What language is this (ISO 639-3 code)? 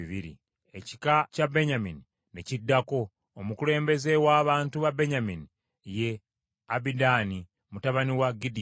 lug